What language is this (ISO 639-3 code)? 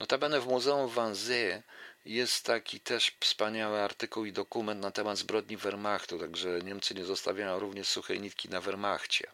pol